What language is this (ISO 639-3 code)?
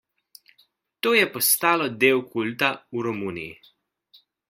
slv